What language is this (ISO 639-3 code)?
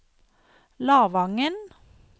nor